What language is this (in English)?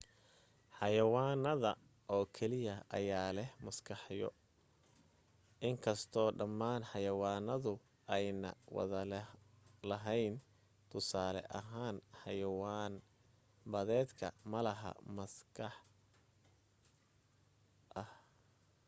Somali